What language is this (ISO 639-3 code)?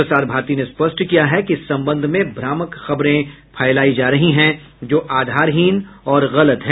hin